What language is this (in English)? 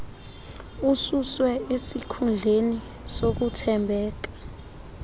Xhosa